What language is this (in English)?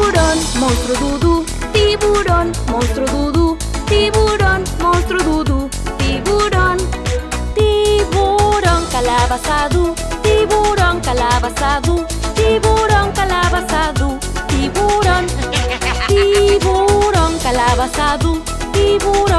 Spanish